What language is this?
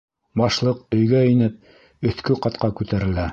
Bashkir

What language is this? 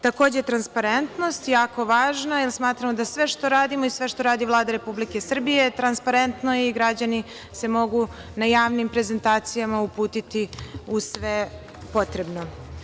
Serbian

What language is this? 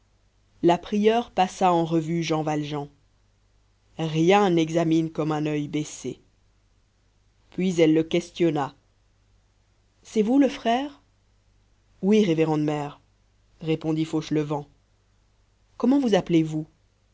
French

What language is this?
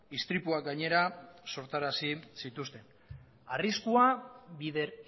Basque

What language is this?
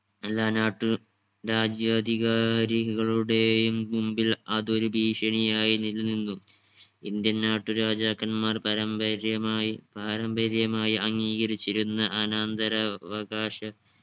Malayalam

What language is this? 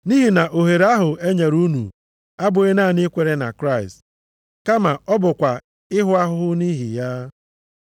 Igbo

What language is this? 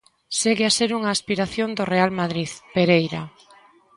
Galician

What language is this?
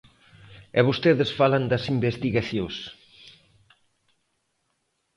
Galician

